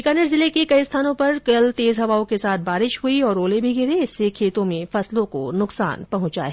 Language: Hindi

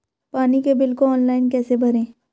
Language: Hindi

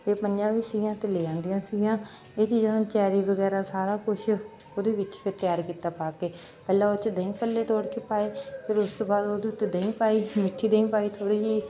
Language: Punjabi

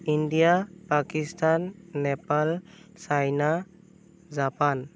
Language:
Assamese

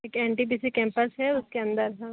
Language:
Hindi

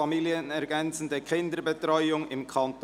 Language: Swiss German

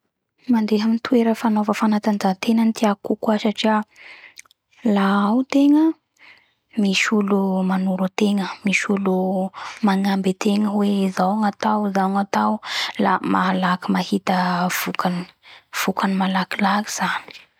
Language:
Bara Malagasy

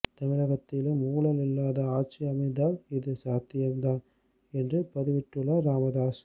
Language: Tamil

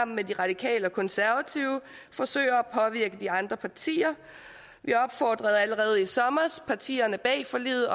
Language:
Danish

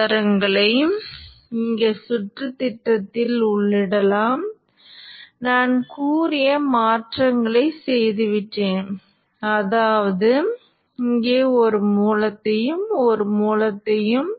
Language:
Tamil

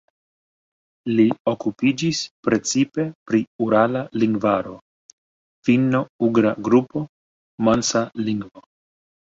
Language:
Esperanto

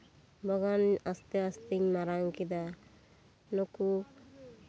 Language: Santali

